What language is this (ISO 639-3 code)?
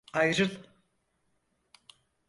tur